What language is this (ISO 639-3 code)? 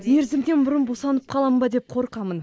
kaz